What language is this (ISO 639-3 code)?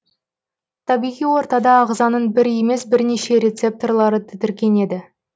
kaz